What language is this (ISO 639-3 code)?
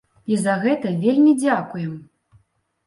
bel